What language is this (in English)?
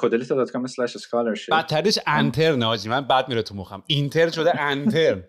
Persian